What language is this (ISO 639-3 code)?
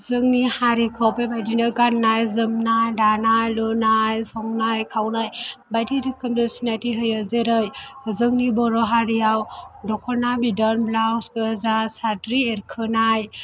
brx